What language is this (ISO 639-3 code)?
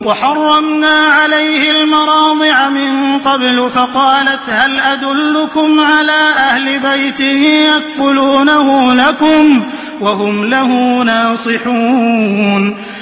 ara